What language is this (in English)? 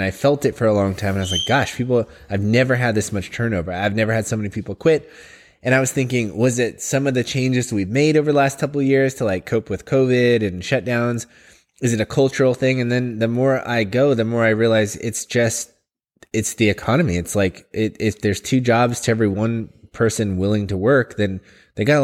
English